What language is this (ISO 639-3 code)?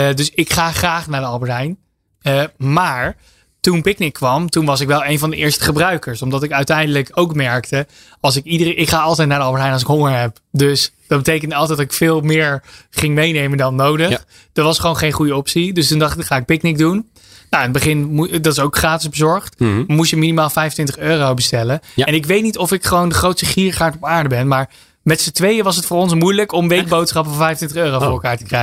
nld